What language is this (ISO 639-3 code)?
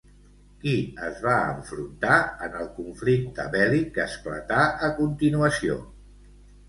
cat